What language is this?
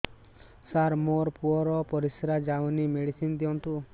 Odia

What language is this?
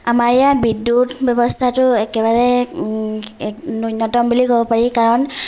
Assamese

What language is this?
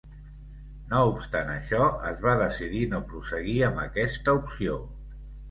Catalan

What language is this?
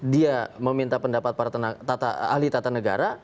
Indonesian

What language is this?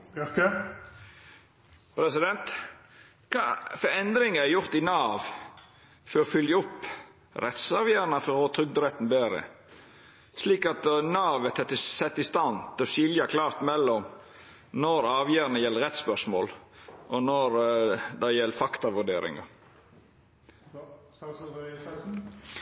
Norwegian Nynorsk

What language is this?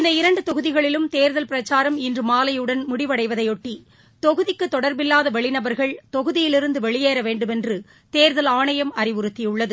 Tamil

